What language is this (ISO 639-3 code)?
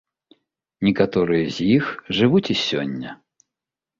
bel